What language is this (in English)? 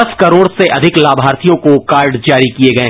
Hindi